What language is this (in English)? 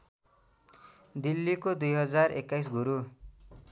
Nepali